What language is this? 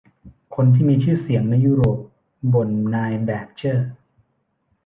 Thai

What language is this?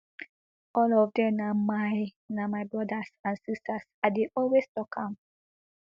Nigerian Pidgin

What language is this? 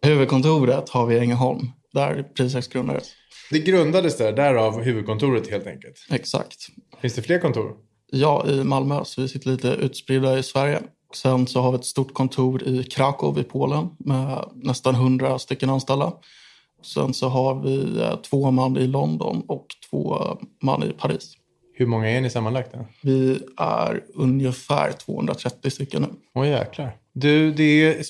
Swedish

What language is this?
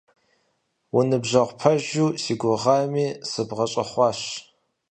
Kabardian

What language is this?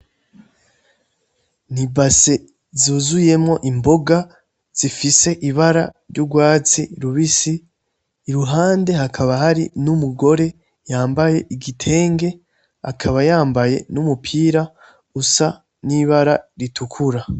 Rundi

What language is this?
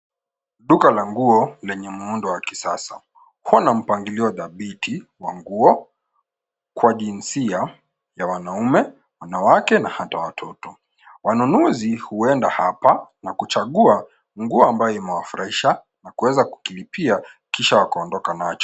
Swahili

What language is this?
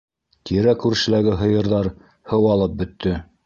Bashkir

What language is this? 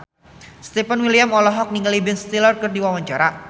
Sundanese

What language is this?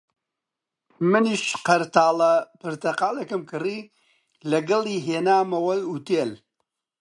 Central Kurdish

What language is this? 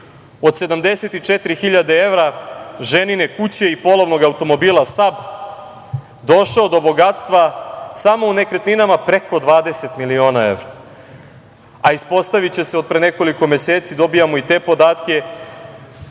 Serbian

